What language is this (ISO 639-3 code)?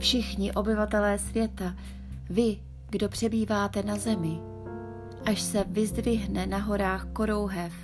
ces